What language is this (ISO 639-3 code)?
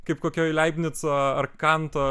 lit